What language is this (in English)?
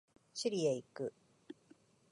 Japanese